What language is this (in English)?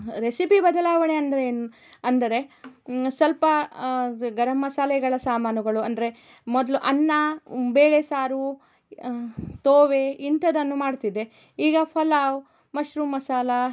Kannada